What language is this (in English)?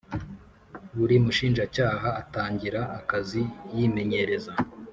Kinyarwanda